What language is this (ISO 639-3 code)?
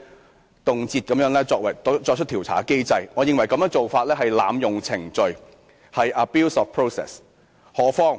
yue